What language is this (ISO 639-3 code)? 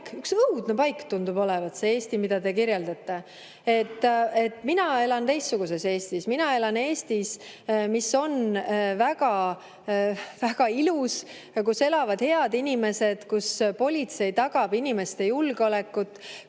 est